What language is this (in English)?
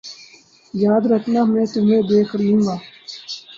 Urdu